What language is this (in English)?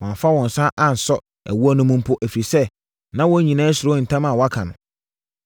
Akan